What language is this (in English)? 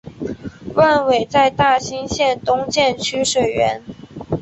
Chinese